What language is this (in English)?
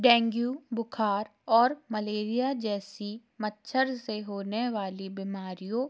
Hindi